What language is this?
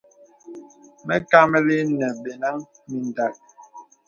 Bebele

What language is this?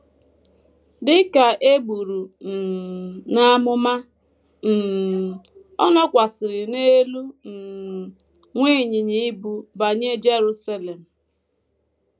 Igbo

